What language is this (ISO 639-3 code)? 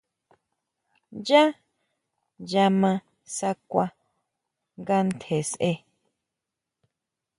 mau